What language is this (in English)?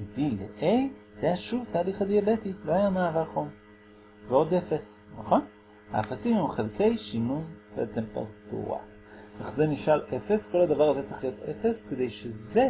Hebrew